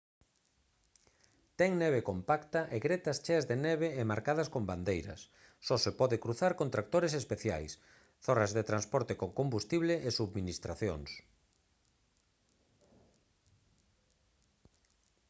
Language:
Galician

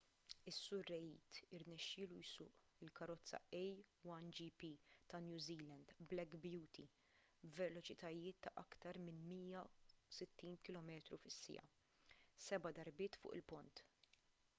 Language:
Maltese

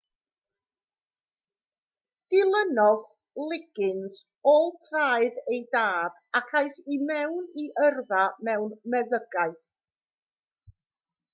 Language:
Welsh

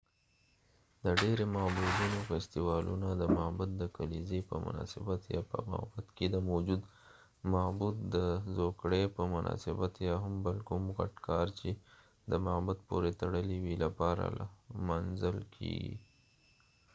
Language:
Pashto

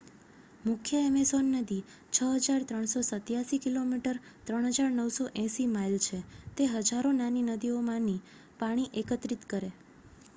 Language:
Gujarati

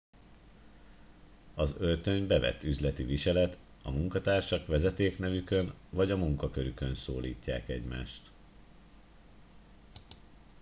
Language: Hungarian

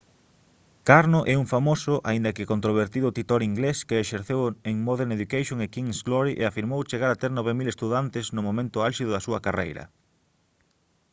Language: Galician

